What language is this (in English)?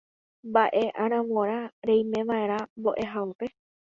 Guarani